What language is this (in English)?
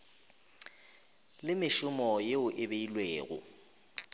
Northern Sotho